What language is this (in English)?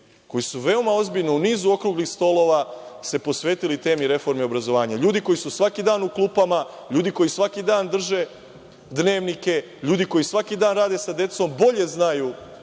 Serbian